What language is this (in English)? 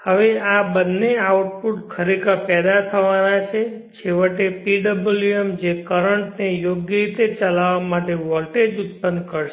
Gujarati